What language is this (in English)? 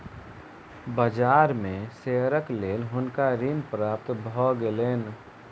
Maithili